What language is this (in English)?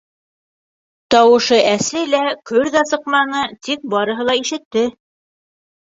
Bashkir